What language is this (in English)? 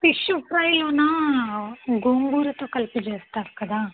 Telugu